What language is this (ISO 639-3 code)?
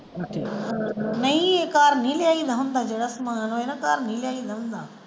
pan